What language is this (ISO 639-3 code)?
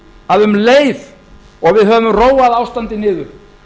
isl